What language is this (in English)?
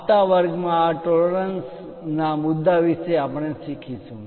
Gujarati